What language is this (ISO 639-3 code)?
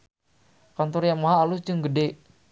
sun